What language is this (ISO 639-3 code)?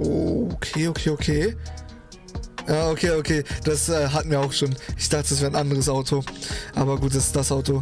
deu